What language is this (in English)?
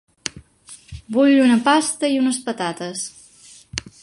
Catalan